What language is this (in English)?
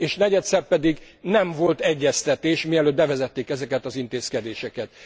Hungarian